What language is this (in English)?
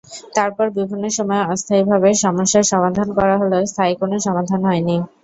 Bangla